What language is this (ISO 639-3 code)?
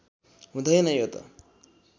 nep